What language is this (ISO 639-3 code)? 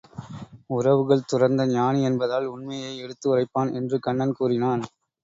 tam